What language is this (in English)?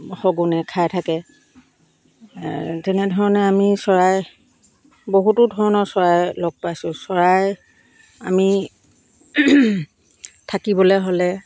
Assamese